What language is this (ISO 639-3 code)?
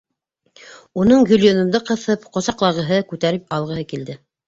bak